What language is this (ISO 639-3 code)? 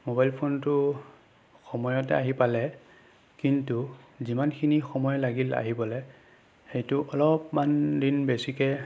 asm